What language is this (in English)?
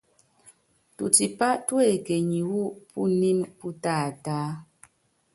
Yangben